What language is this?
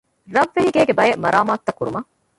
Divehi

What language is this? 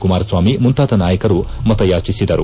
Kannada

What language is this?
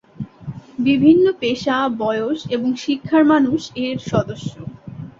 Bangla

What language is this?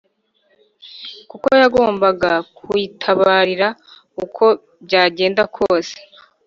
Kinyarwanda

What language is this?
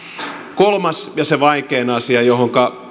Finnish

